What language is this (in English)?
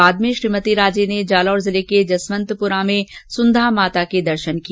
Hindi